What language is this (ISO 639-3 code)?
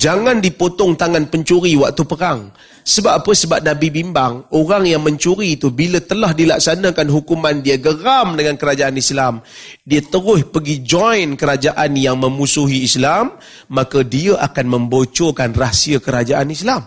msa